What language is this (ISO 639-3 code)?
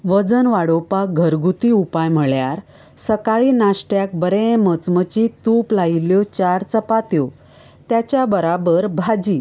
kok